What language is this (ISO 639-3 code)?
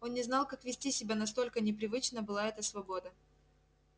rus